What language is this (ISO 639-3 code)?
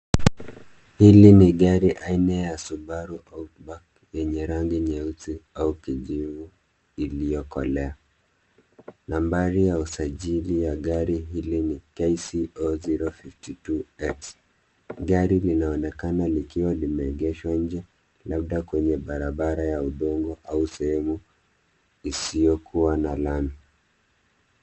swa